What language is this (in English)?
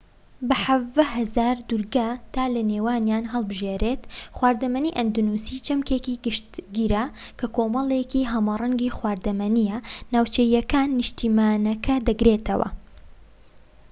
Central Kurdish